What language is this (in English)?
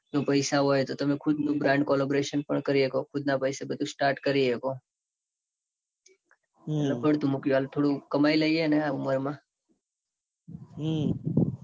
Gujarati